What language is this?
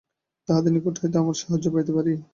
Bangla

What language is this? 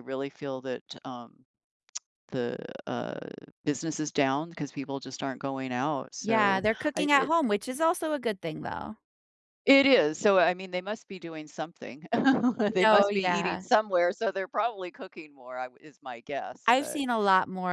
English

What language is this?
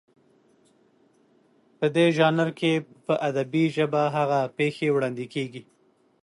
Pashto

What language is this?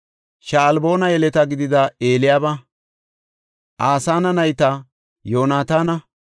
Gofa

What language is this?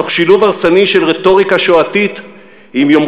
Hebrew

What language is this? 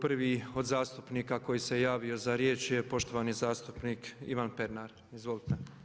Croatian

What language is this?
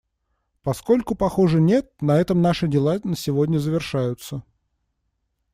Russian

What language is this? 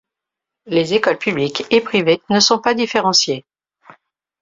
French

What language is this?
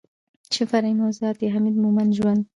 Pashto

